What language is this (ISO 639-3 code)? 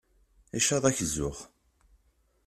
kab